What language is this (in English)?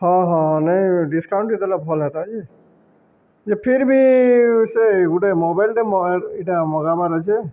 Odia